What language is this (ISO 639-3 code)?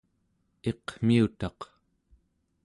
esu